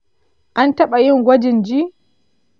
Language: Hausa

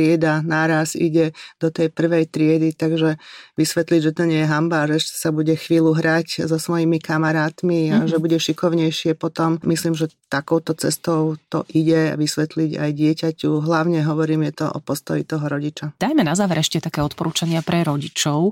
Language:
Slovak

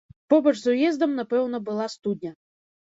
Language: Belarusian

